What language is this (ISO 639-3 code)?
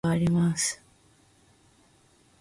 jpn